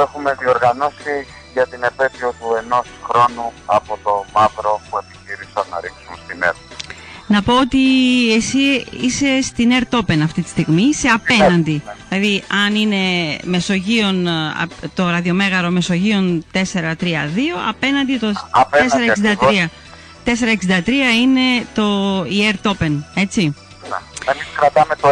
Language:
Greek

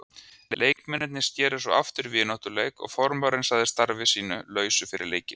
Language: Icelandic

